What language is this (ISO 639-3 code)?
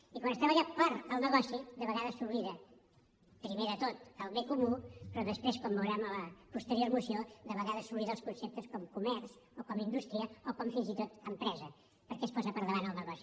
cat